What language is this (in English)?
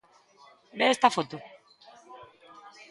Galician